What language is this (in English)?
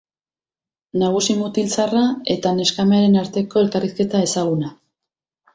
Basque